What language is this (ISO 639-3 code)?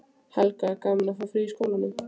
isl